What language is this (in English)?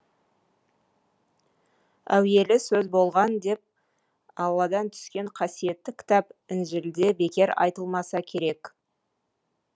Kazakh